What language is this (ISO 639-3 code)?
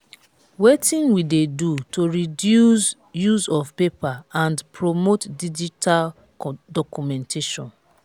pcm